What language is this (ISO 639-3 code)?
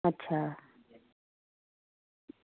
doi